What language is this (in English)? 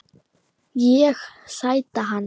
Icelandic